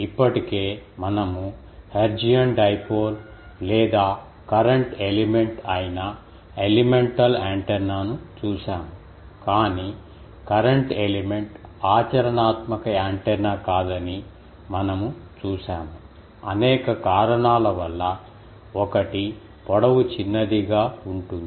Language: Telugu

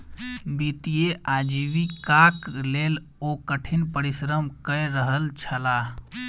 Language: Maithili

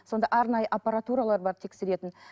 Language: Kazakh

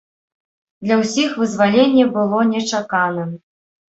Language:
Belarusian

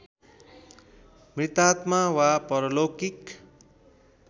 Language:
Nepali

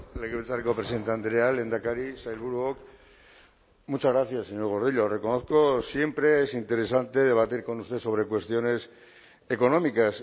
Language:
Spanish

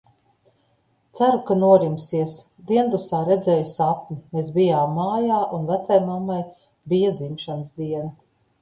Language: Latvian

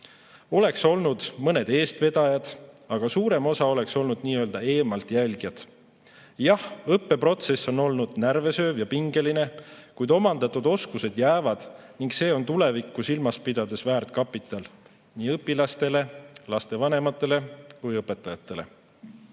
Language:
Estonian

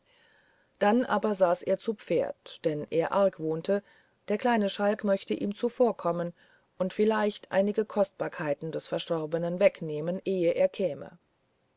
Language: German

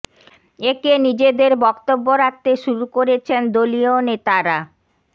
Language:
Bangla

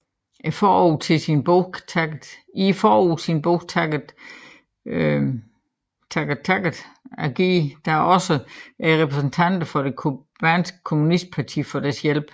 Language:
Danish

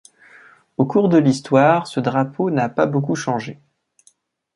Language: French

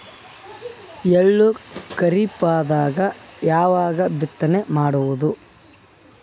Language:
Kannada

